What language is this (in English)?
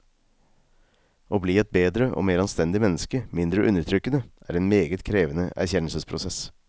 Norwegian